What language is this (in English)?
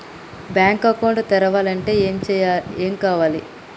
Telugu